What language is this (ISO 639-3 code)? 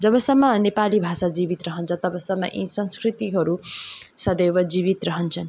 nep